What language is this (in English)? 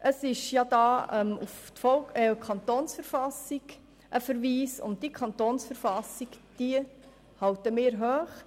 Swiss German